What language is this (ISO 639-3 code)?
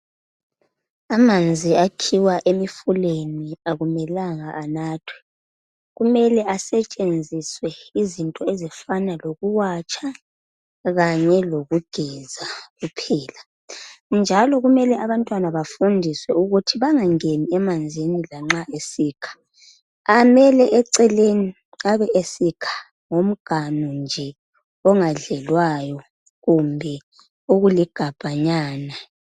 nde